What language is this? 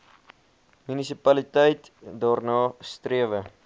Afrikaans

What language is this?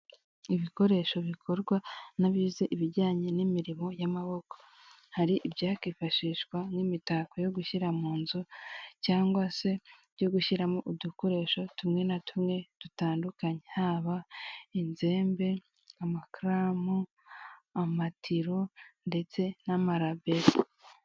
Kinyarwanda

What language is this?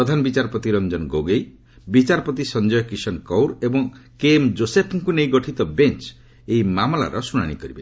Odia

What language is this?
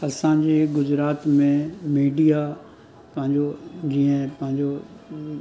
Sindhi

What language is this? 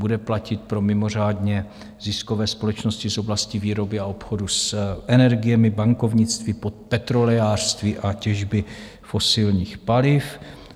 Czech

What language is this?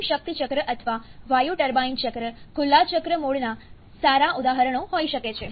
Gujarati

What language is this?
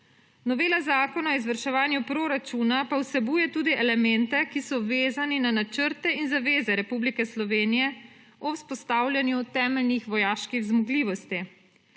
Slovenian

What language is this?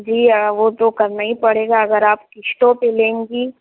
Urdu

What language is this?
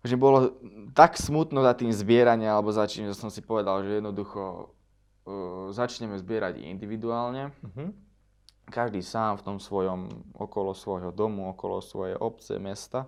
Slovak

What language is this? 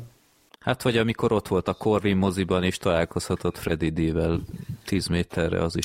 Hungarian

